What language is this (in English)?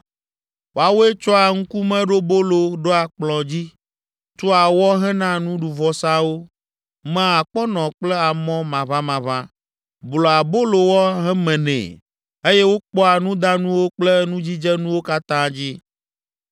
Ewe